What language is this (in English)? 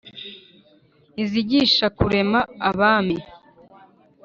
Kinyarwanda